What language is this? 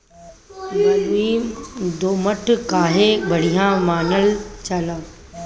Bhojpuri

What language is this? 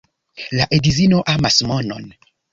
Esperanto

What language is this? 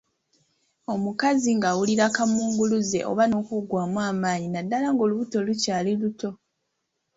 Ganda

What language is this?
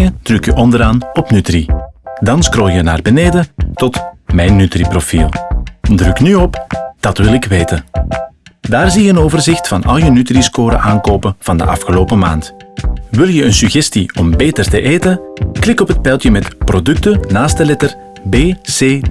Dutch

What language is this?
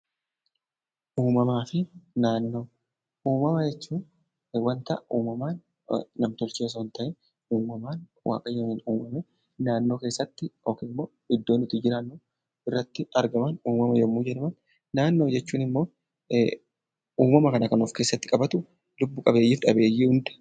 Oromo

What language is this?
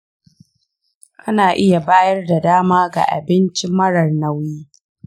Hausa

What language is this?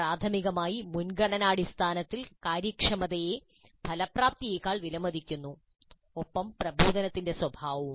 Malayalam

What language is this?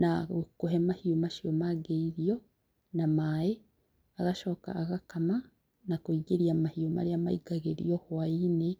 Kikuyu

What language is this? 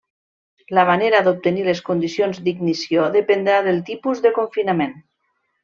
Catalan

